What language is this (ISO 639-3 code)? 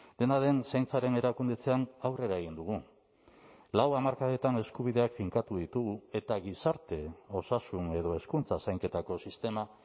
eus